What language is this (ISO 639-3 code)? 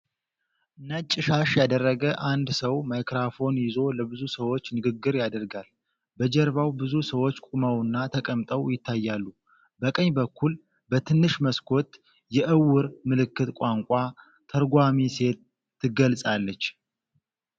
amh